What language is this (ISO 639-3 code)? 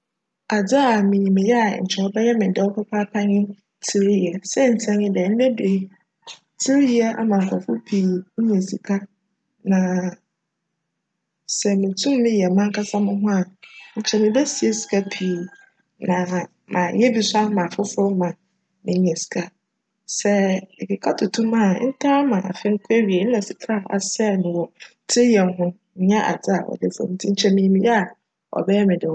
aka